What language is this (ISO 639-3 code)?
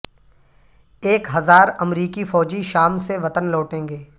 urd